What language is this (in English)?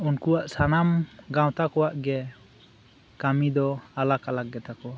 Santali